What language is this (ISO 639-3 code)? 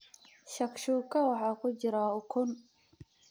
som